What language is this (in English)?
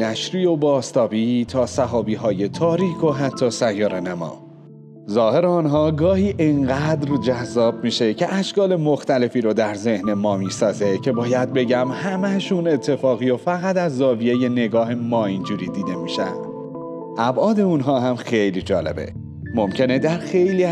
Persian